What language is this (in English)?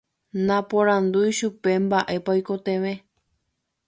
Guarani